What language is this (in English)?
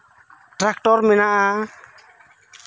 Santali